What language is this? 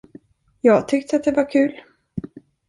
Swedish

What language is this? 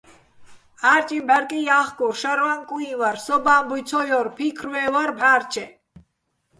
Bats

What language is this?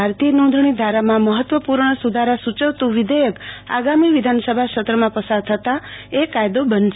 Gujarati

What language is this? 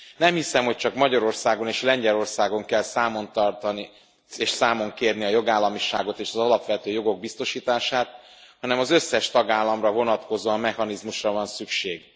Hungarian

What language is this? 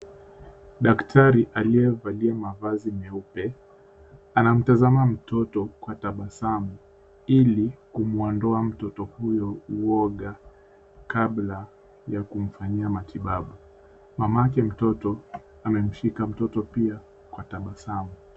Swahili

